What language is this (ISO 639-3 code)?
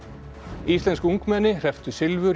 isl